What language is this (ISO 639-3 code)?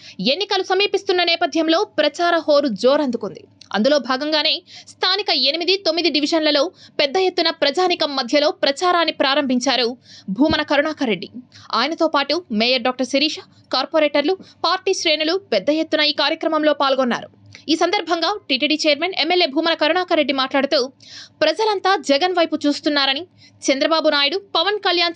tel